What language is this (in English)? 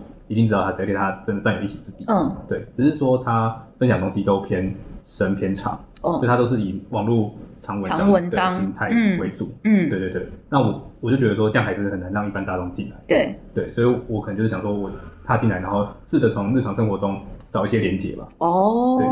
Chinese